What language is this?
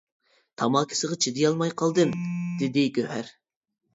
Uyghur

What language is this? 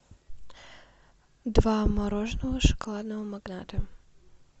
Russian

